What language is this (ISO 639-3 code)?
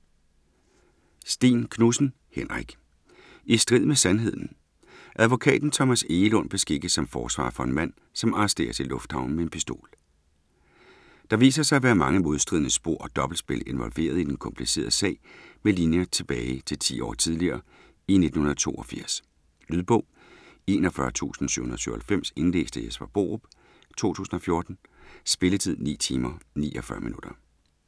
dan